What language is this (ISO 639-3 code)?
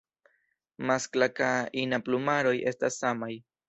epo